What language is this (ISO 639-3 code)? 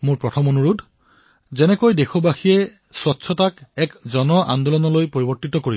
asm